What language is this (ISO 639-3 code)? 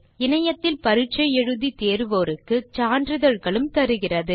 tam